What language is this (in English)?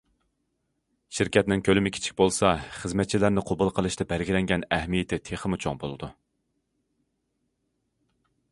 Uyghur